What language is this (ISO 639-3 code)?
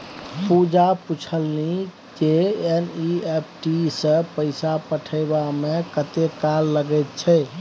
mai